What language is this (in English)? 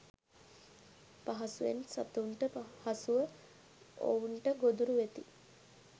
Sinhala